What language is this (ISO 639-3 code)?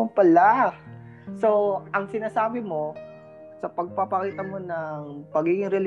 fil